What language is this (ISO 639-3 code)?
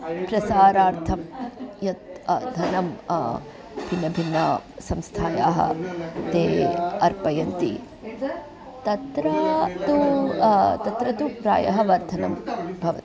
san